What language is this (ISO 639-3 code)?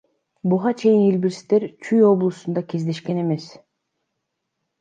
kir